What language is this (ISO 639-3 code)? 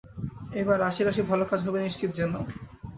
ben